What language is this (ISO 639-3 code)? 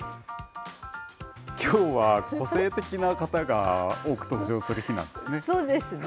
jpn